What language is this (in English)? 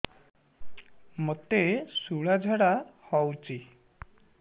Odia